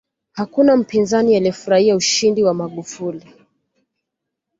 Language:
Swahili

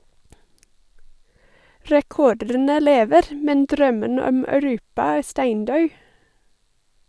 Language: Norwegian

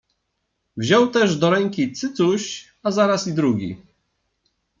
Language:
Polish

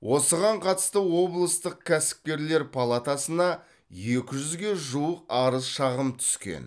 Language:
Kazakh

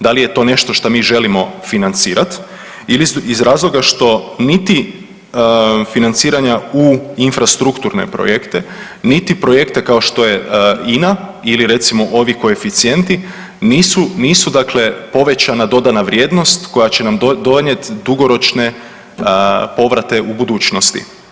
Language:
Croatian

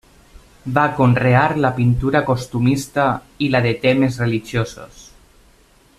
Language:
Catalan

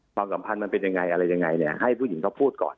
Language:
Thai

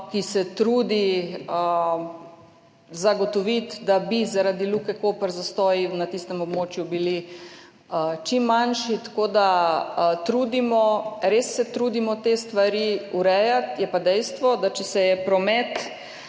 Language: Slovenian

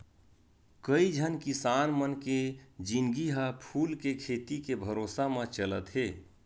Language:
Chhattisgarhi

